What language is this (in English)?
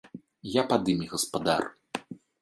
Belarusian